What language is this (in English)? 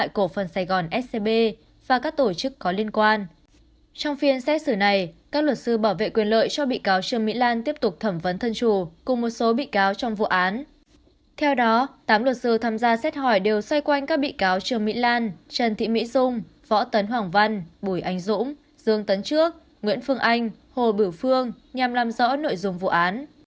Vietnamese